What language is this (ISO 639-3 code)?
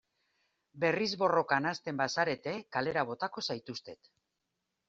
eus